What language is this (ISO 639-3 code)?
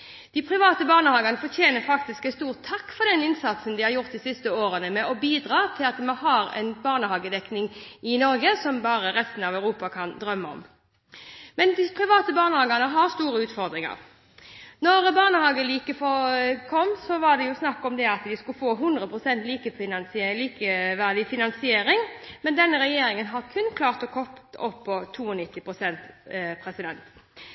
nob